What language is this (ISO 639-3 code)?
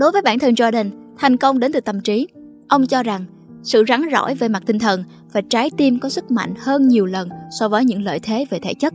vie